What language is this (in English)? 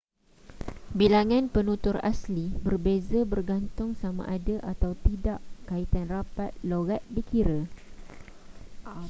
Malay